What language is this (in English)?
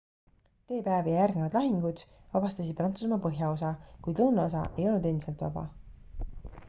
Estonian